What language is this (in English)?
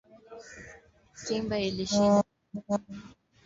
Swahili